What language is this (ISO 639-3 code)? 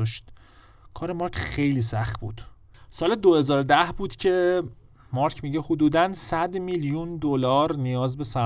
fas